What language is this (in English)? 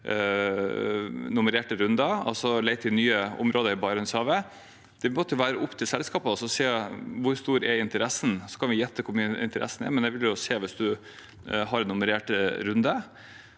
Norwegian